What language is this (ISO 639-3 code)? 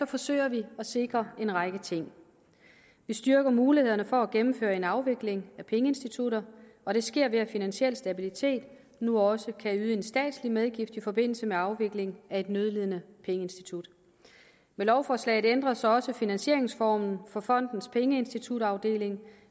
dan